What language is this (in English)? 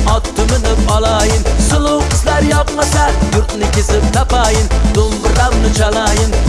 Turkish